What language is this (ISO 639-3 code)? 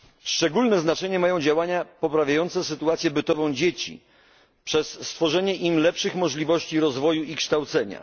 pol